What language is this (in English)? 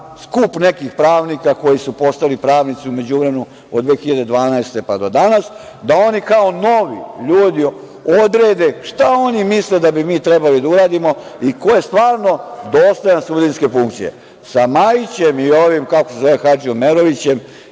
Serbian